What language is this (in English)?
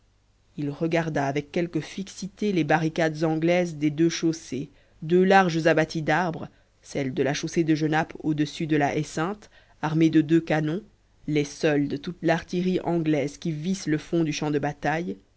French